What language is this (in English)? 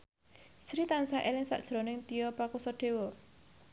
Javanese